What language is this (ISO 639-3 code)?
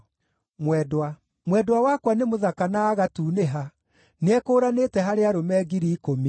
kik